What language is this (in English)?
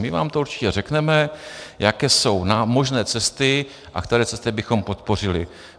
Czech